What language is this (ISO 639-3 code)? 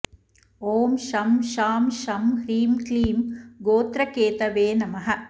san